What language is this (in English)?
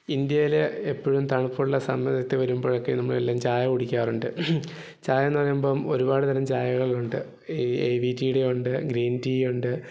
Malayalam